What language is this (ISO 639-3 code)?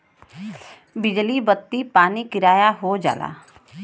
bho